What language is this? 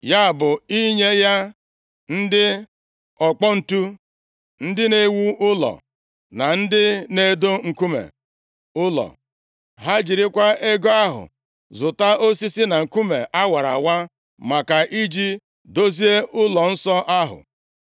Igbo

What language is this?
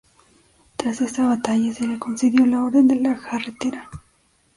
Spanish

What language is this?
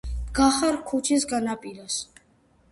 Georgian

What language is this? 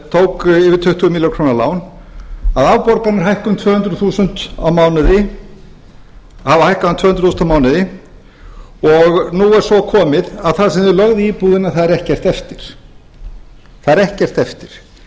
Icelandic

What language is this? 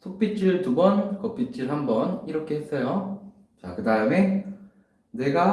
Korean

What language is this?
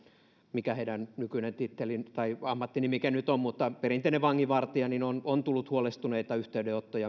Finnish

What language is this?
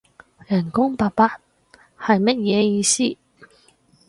Cantonese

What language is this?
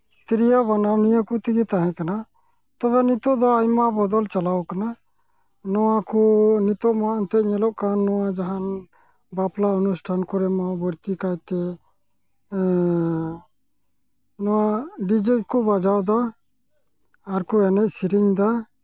Santali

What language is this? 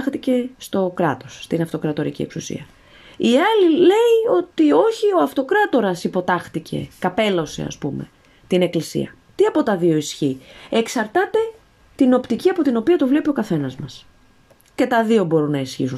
Greek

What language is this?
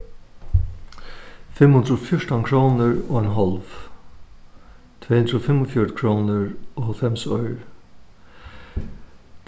Faroese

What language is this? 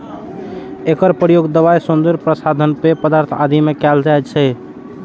Maithili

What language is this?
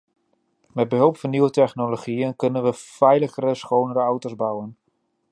Dutch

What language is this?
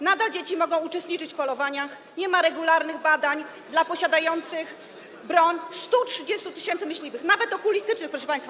Polish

